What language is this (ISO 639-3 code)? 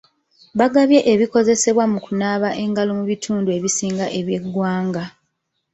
lug